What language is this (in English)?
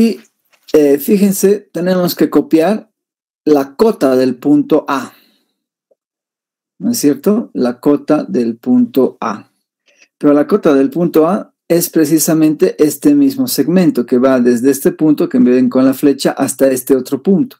Spanish